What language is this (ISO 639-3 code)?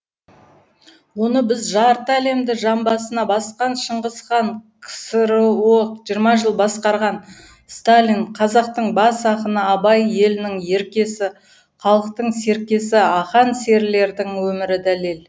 kaz